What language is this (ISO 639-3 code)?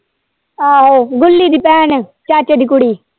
pan